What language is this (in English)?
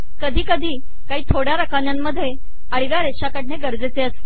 Marathi